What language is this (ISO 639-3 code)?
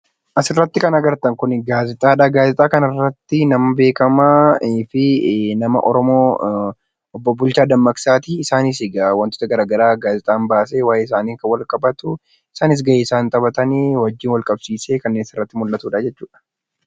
orm